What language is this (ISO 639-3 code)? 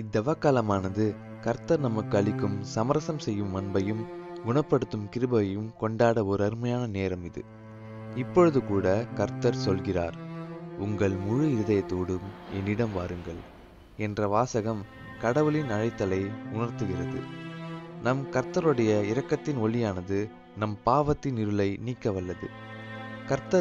ind